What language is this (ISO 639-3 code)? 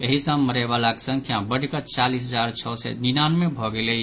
mai